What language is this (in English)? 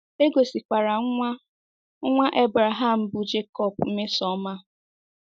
Igbo